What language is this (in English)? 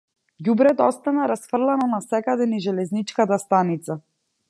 Macedonian